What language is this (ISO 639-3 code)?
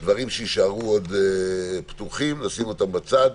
heb